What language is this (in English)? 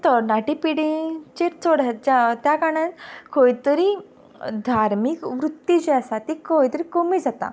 Konkani